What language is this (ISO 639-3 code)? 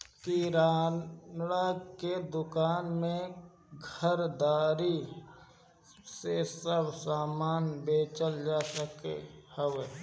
bho